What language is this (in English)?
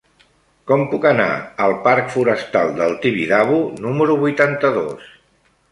Catalan